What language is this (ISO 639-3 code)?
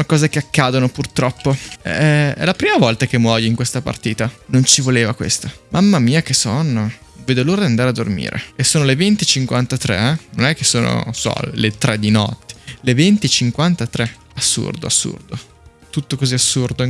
ita